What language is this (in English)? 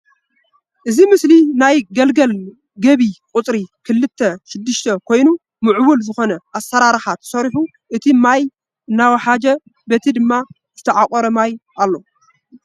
Tigrinya